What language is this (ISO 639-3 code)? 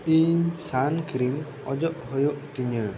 sat